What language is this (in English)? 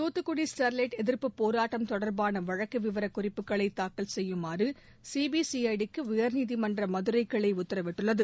Tamil